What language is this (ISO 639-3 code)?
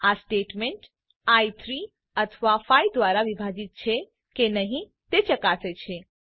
guj